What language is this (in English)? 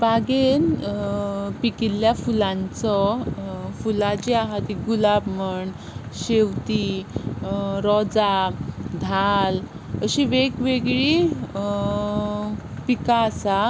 Konkani